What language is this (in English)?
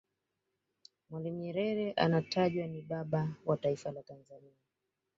Swahili